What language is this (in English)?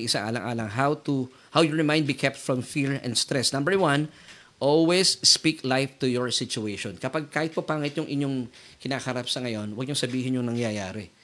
Filipino